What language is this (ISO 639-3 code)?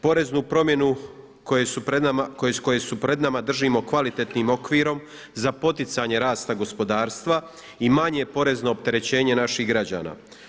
hrv